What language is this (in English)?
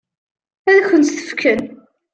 Kabyle